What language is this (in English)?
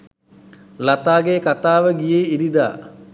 Sinhala